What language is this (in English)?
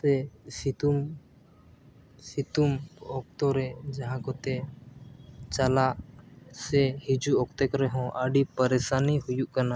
Santali